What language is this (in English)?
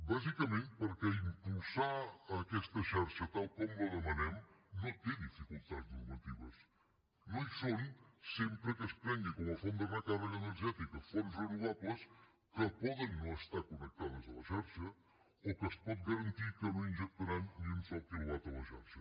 Catalan